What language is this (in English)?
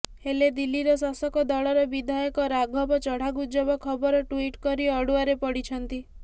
Odia